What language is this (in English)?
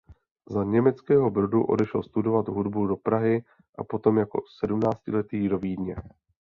Czech